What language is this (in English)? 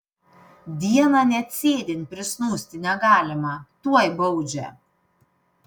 Lithuanian